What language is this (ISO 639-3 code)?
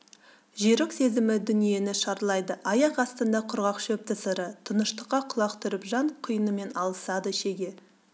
kaz